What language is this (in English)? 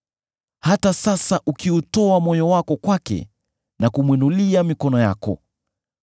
Swahili